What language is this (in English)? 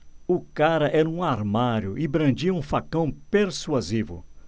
Portuguese